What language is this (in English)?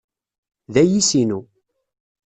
Kabyle